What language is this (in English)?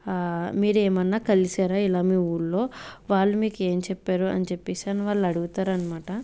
Telugu